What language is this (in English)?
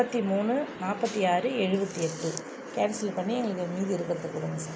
Tamil